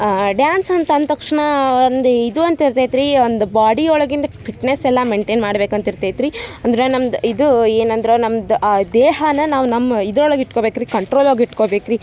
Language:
Kannada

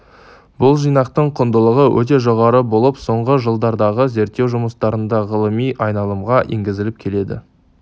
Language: Kazakh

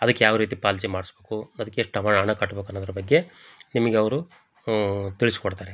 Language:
Kannada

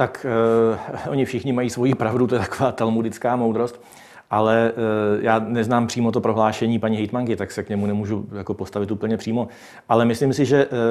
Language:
Czech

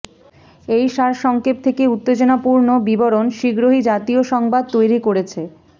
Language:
Bangla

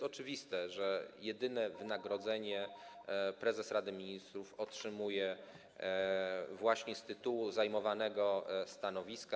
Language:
Polish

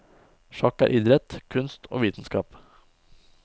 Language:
Norwegian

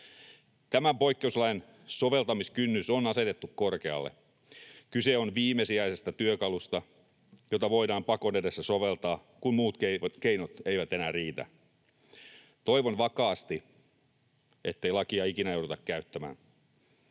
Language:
Finnish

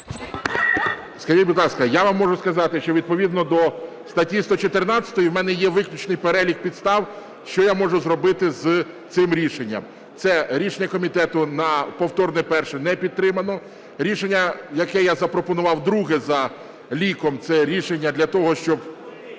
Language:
Ukrainian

